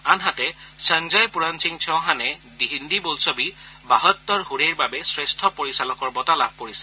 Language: Assamese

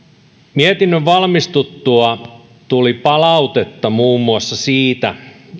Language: Finnish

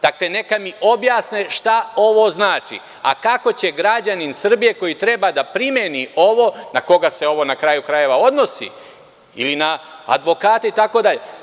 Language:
Serbian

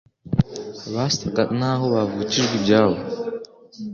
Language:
Kinyarwanda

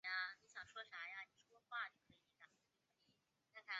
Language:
Chinese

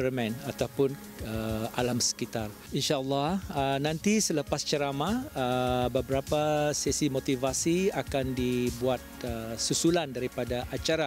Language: Malay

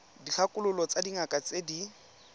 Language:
Tswana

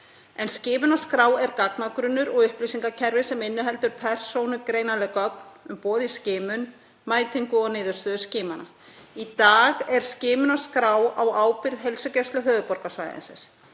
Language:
Icelandic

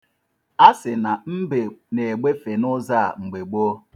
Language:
Igbo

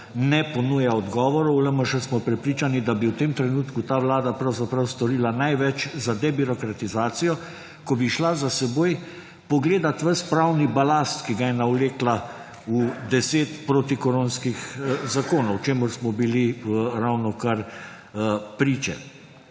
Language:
Slovenian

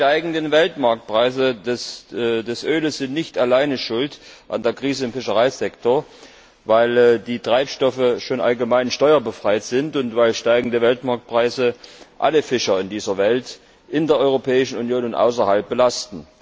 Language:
German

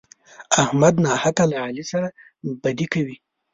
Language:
Pashto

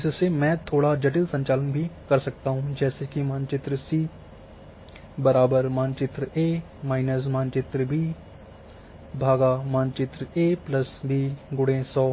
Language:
Hindi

